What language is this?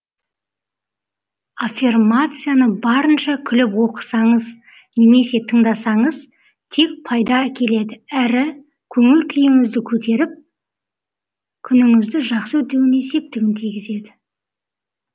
Kazakh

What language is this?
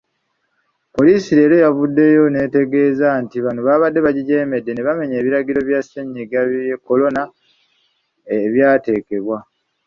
Ganda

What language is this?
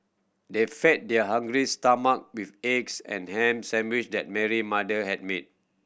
English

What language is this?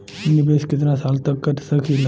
Bhojpuri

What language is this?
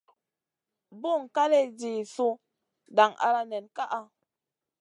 Masana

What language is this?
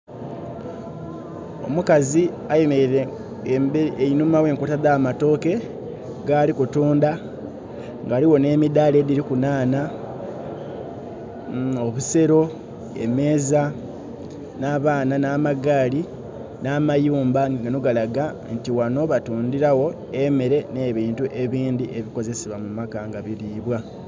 Soga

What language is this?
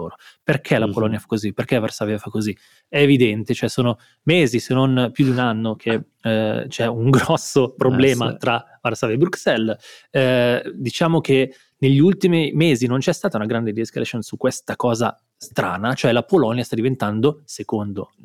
Italian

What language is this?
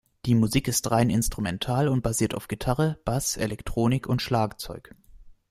German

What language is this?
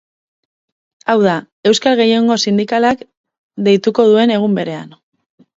Basque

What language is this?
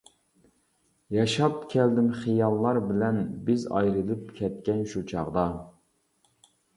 Uyghur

